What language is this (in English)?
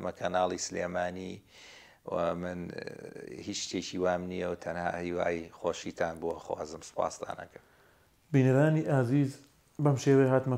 Arabic